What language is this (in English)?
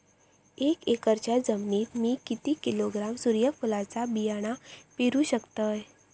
Marathi